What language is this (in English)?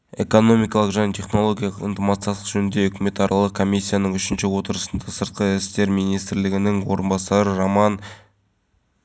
Kazakh